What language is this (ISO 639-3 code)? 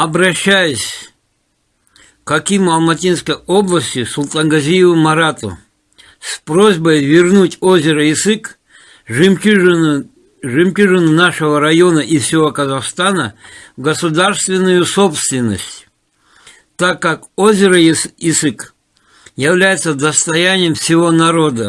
tur